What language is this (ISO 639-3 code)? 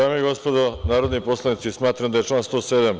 srp